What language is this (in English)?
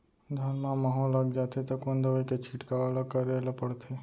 Chhattisgarhi